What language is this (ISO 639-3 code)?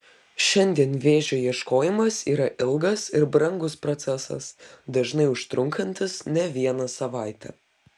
lit